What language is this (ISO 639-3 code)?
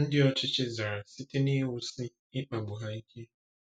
ibo